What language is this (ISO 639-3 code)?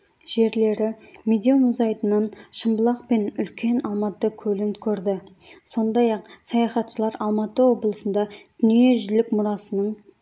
kaz